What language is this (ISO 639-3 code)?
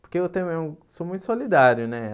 por